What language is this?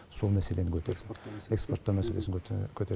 Kazakh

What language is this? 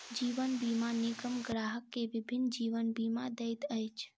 Maithili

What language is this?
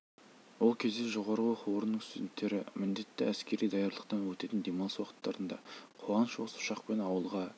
Kazakh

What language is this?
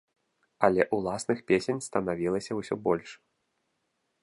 Belarusian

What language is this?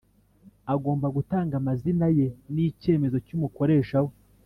Kinyarwanda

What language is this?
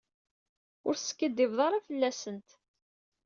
Kabyle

